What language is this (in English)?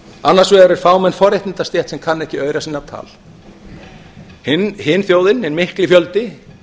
Icelandic